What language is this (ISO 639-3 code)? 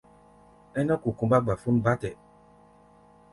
gba